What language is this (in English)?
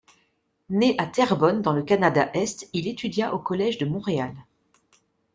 French